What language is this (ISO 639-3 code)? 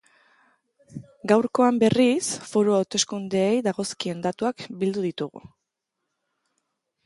eus